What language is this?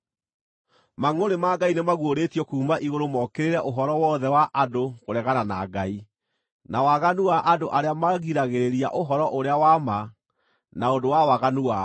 Kikuyu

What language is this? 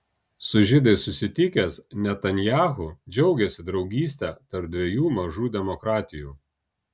Lithuanian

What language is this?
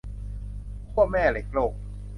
Thai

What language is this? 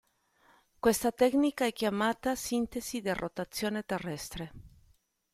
Italian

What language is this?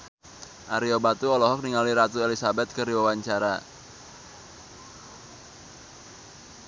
Sundanese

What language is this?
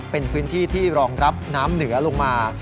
Thai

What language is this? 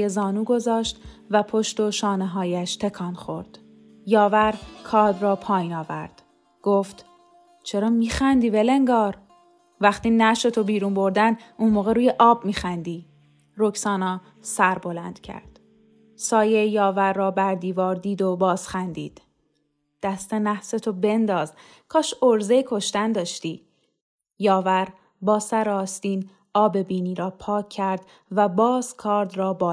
Persian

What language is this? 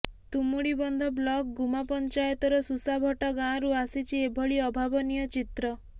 Odia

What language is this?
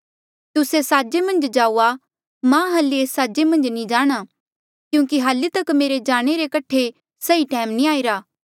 Mandeali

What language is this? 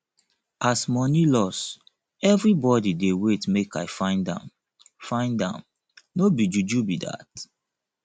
Nigerian Pidgin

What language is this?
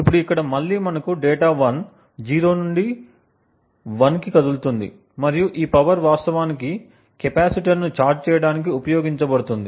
Telugu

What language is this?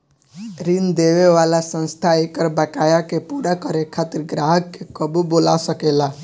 Bhojpuri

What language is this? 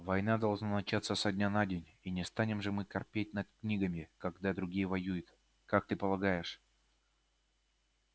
Russian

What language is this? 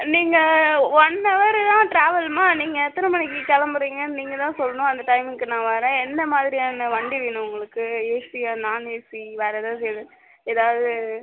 Tamil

